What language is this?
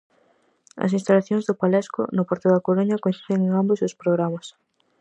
Galician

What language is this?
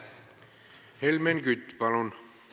Estonian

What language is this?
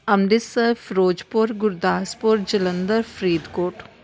Punjabi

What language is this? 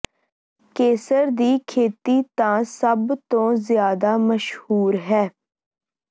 Punjabi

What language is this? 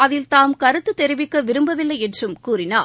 Tamil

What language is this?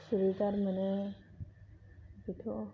Bodo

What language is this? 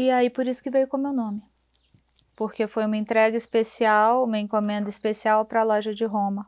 Portuguese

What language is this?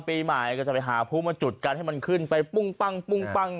Thai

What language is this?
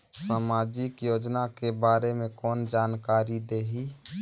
Chhattisgarhi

